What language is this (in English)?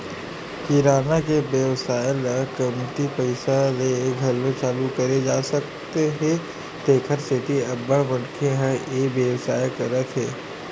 Chhattisgarhi